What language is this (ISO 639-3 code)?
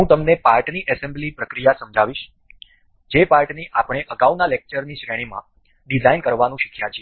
guj